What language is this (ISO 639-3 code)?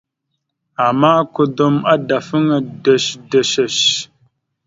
mxu